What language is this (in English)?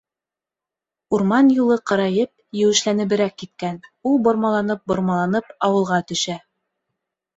Bashkir